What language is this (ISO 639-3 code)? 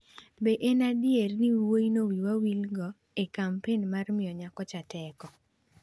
luo